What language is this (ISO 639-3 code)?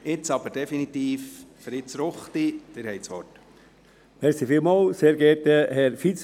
gsw